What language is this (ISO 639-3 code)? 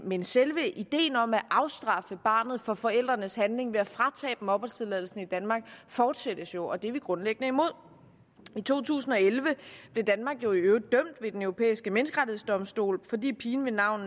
dan